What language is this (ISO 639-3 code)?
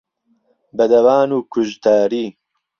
ckb